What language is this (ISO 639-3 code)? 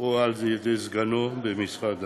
heb